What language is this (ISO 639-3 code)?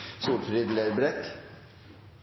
nno